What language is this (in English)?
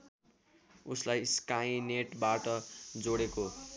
Nepali